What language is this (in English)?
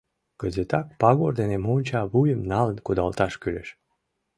Mari